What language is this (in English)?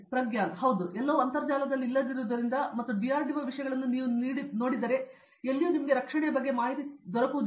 Kannada